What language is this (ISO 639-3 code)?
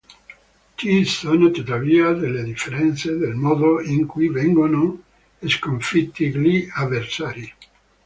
ita